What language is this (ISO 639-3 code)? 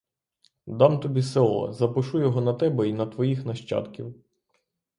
ukr